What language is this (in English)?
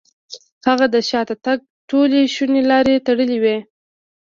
Pashto